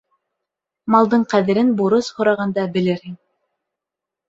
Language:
Bashkir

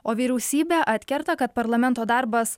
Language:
Lithuanian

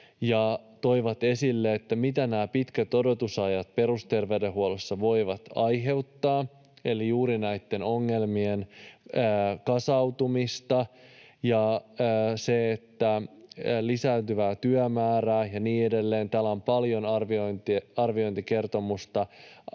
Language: Finnish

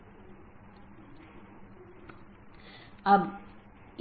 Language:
Hindi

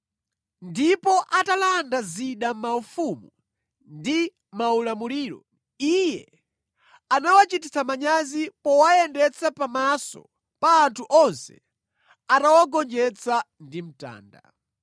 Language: Nyanja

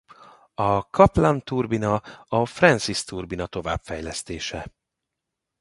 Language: Hungarian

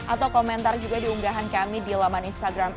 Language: Indonesian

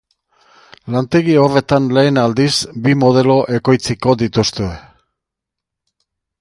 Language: Basque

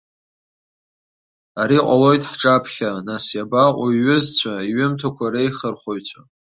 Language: Abkhazian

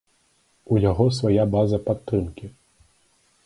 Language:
Belarusian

